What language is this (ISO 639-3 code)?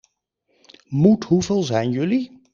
nld